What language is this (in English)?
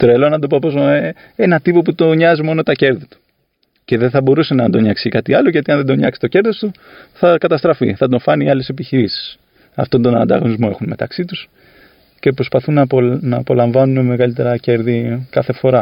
Greek